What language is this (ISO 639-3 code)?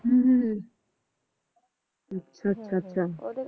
pan